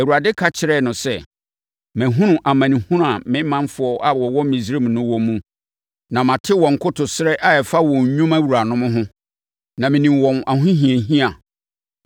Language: Akan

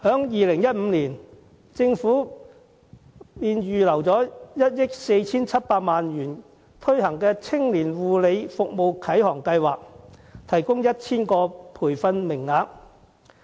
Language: Cantonese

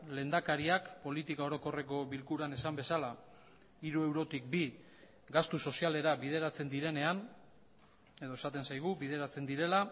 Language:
Basque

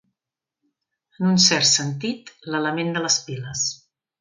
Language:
Catalan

